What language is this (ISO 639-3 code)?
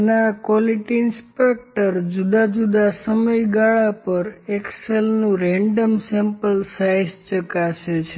guj